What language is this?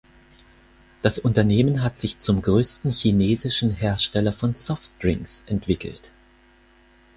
German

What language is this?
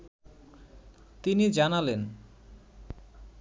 Bangla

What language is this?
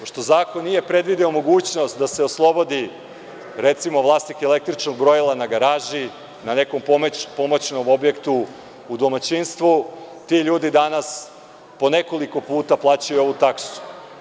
Serbian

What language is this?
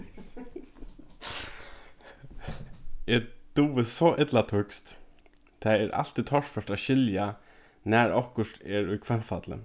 Faroese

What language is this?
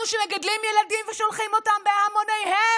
Hebrew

